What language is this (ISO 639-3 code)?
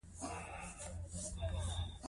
pus